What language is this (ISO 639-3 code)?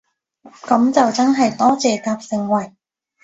yue